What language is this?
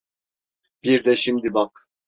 Turkish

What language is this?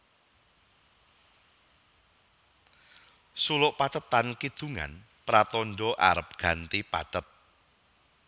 Javanese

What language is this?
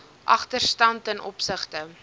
Afrikaans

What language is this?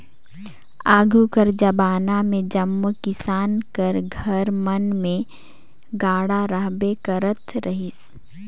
Chhattisgarhi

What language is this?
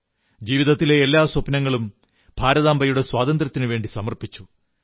Malayalam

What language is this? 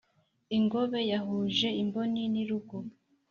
Kinyarwanda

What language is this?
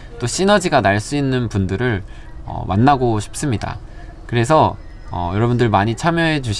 Korean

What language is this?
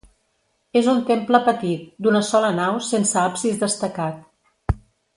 Catalan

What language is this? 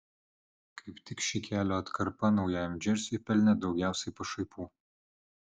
Lithuanian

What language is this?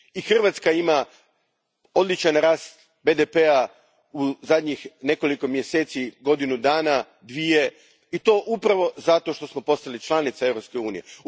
Croatian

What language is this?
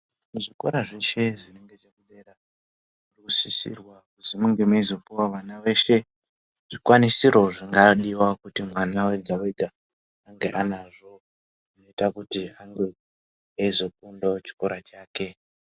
Ndau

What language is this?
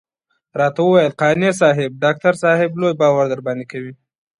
Pashto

